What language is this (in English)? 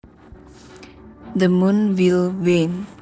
Javanese